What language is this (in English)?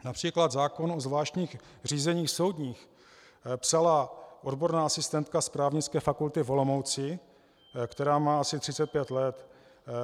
Czech